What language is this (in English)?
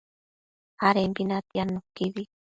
Matsés